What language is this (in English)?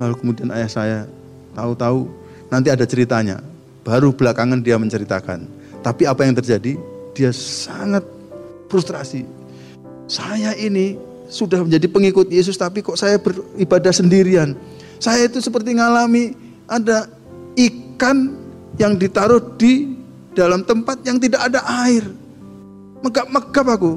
Indonesian